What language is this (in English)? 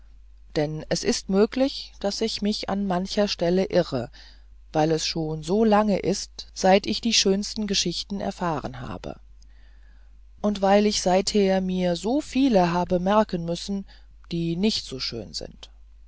German